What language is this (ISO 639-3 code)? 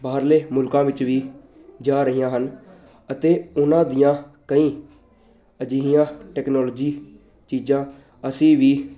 pan